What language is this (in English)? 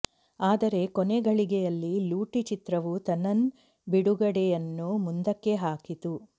Kannada